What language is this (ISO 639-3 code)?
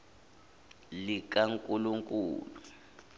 zul